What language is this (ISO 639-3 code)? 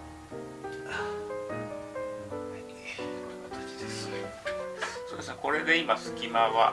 jpn